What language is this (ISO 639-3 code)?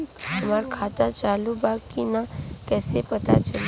bho